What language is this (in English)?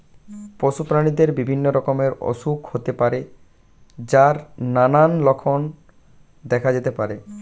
Bangla